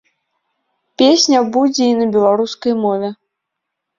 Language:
Belarusian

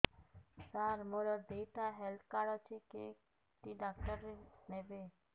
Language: Odia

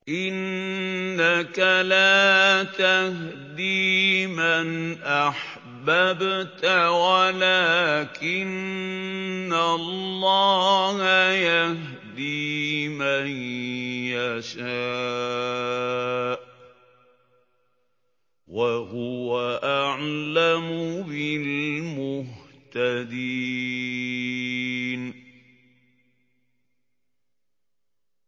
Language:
Arabic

